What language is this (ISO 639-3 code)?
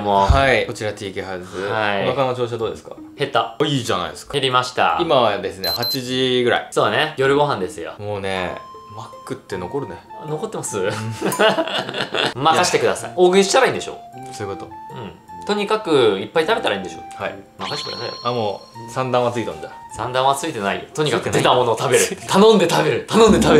jpn